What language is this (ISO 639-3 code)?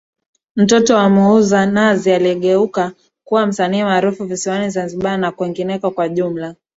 swa